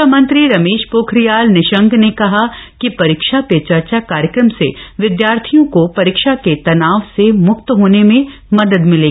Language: Hindi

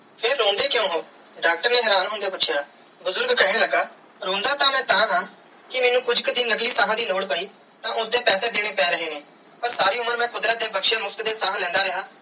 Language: Punjabi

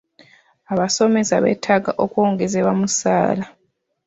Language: Ganda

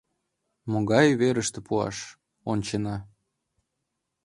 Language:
Mari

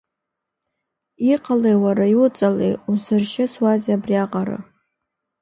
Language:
Abkhazian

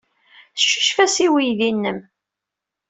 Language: Kabyle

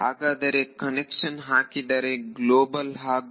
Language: Kannada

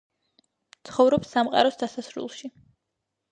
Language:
Georgian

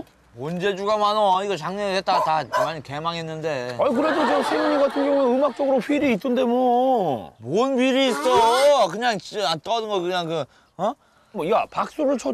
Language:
Korean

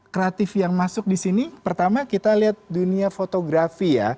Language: Indonesian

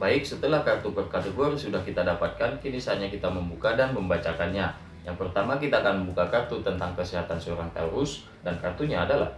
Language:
Indonesian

